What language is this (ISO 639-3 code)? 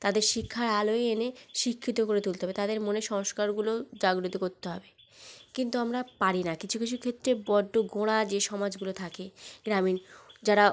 ben